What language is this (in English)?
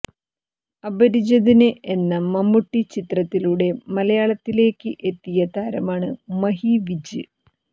Malayalam